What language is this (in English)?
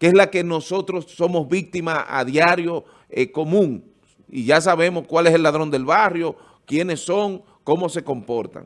Spanish